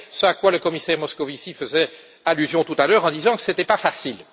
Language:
French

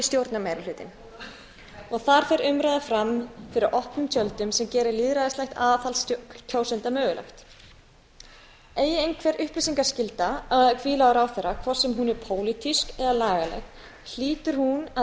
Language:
Icelandic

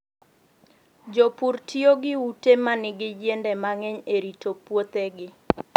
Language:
Luo (Kenya and Tanzania)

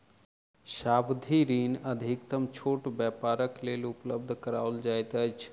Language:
Maithili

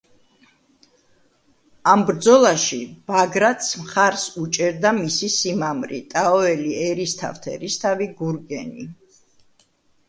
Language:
Georgian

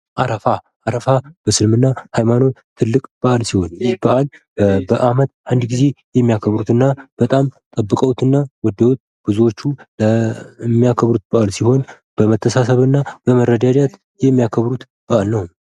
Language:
Amharic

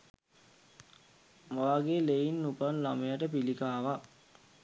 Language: Sinhala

